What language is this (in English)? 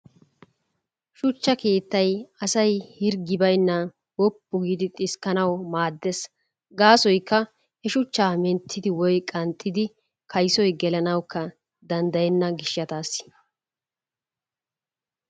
Wolaytta